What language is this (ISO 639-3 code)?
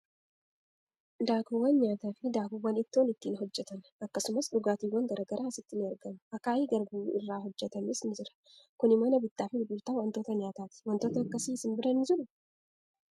orm